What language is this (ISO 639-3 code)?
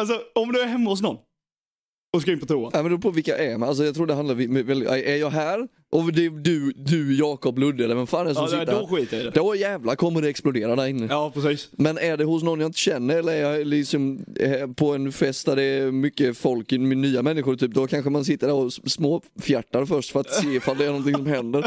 swe